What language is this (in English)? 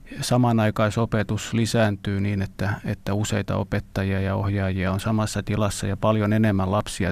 Finnish